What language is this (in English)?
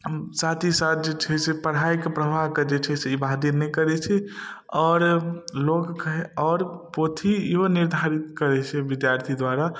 Maithili